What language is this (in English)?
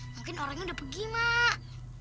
Indonesian